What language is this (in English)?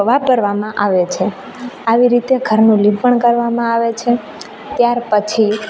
Gujarati